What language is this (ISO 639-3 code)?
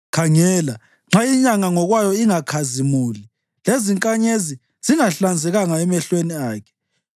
nde